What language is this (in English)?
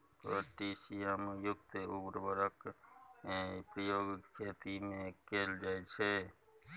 Maithili